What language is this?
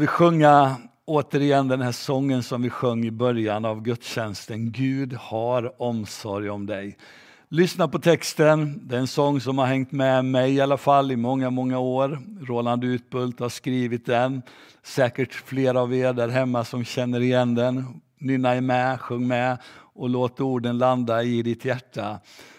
Swedish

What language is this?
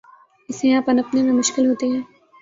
Urdu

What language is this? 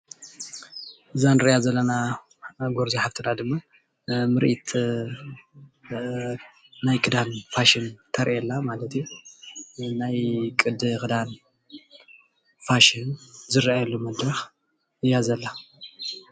Tigrinya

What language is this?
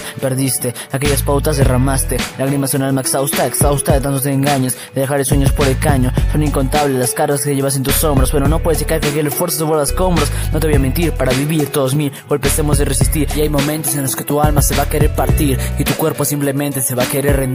Spanish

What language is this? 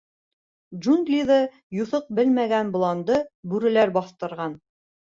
Bashkir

